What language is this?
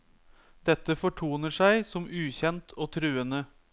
Norwegian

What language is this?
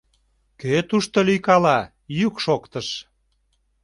Mari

